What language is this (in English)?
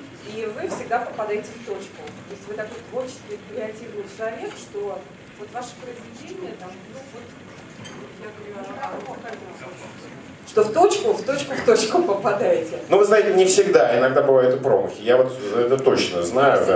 Russian